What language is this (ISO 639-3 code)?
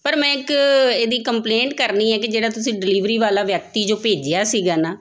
pan